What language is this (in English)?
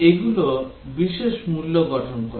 Bangla